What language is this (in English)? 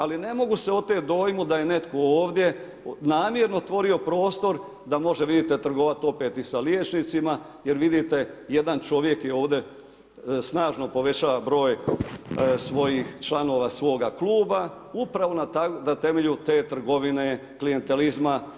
Croatian